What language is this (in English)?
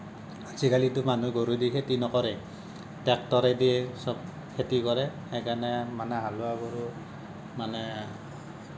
Assamese